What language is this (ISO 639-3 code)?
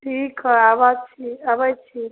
mai